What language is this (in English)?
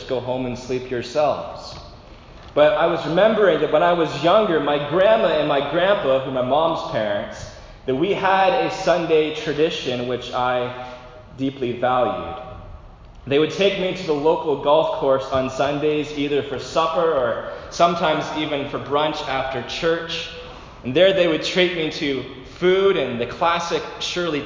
English